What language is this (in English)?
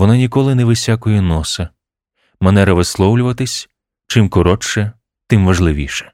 Ukrainian